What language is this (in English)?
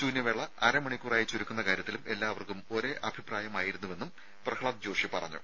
Malayalam